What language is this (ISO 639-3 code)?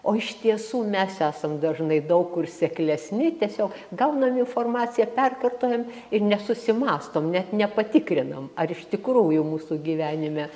lit